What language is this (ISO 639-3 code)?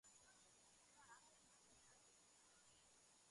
kat